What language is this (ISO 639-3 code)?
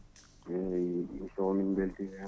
ful